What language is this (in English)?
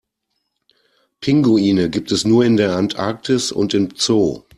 German